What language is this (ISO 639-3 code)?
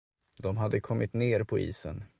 swe